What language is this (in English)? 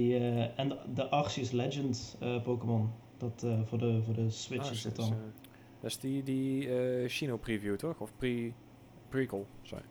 Dutch